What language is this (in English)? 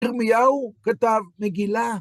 Hebrew